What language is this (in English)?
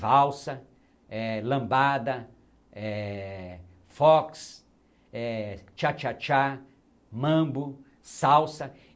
Portuguese